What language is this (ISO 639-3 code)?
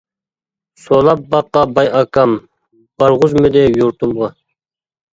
uig